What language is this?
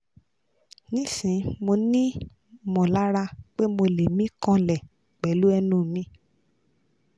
Yoruba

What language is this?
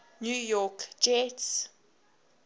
English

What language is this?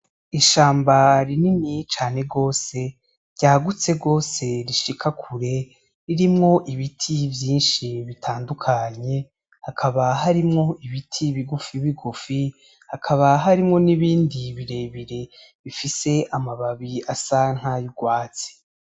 Rundi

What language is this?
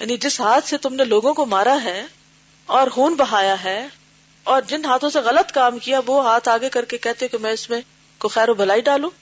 Urdu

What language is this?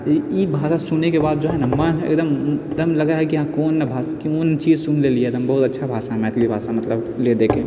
Maithili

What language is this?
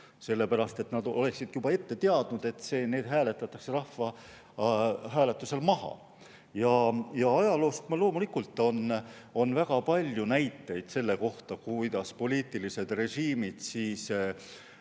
Estonian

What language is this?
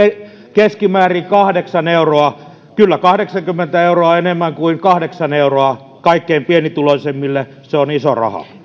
Finnish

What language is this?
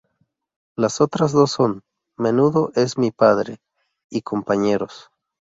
Spanish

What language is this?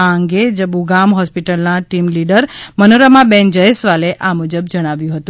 Gujarati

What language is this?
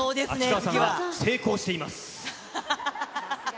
Japanese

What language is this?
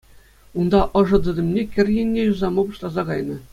Chuvash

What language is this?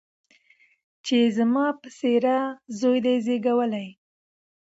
Pashto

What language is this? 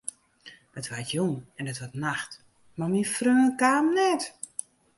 Western Frisian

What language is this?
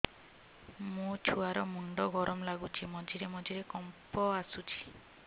Odia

